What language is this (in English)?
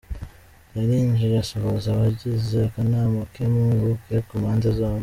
Kinyarwanda